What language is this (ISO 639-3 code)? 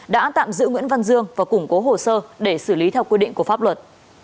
vie